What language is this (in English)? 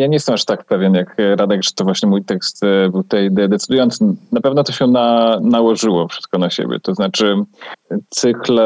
Polish